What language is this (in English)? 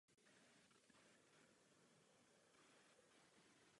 Czech